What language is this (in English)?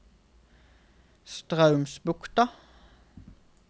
Norwegian